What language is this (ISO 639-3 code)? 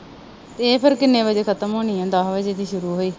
pan